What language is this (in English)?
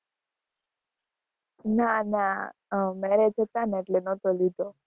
Gujarati